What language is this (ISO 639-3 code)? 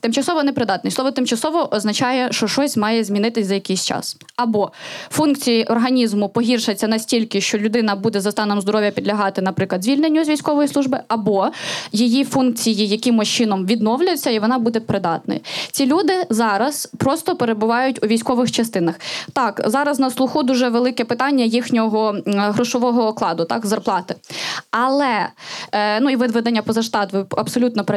ukr